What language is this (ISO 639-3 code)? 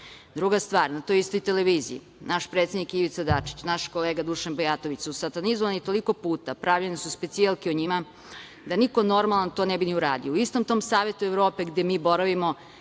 srp